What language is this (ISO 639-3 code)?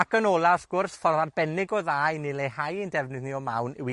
cym